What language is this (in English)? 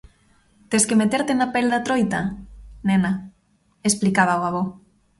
Galician